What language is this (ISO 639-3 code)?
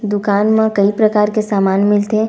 hne